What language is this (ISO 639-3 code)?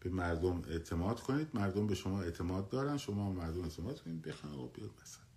fas